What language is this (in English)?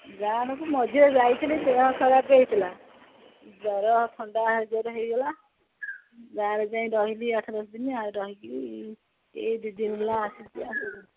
Odia